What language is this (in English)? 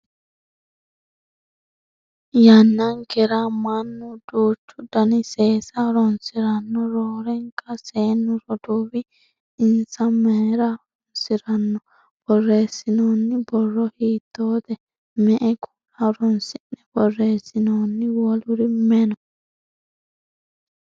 Sidamo